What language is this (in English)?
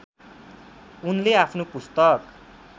Nepali